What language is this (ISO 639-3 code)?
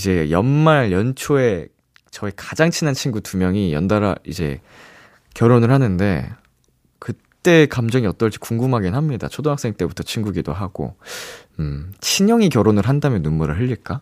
kor